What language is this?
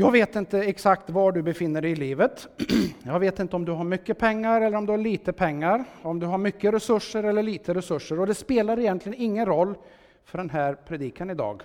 Swedish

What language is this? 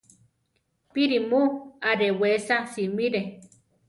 Central Tarahumara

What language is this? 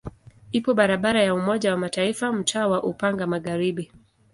Swahili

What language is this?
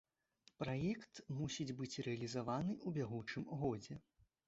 Belarusian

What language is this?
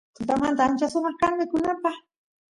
Santiago del Estero Quichua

